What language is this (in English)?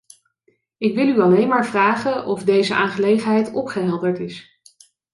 Dutch